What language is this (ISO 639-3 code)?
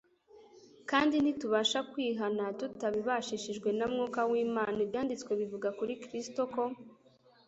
kin